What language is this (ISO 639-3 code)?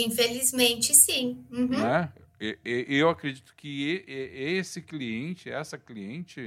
por